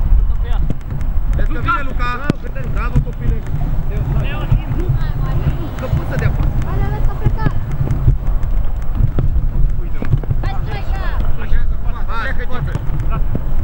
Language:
Romanian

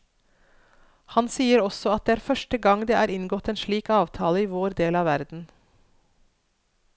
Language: Norwegian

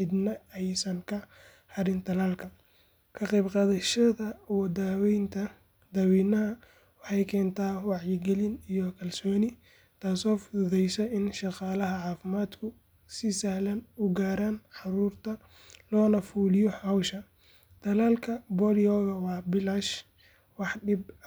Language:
Somali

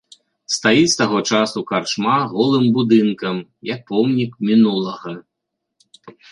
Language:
Belarusian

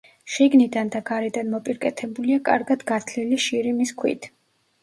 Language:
Georgian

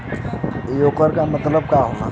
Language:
Bhojpuri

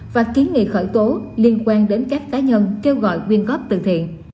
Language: Vietnamese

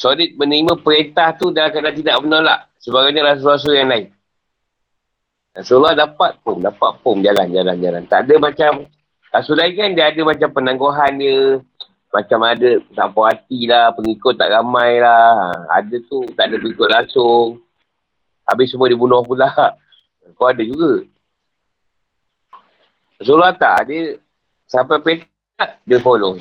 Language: Malay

